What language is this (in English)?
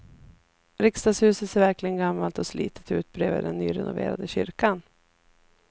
Swedish